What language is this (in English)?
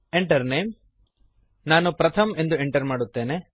Kannada